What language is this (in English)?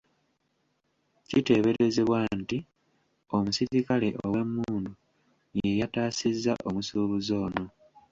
Ganda